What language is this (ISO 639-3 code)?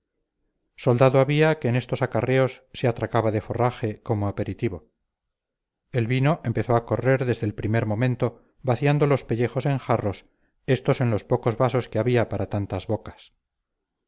spa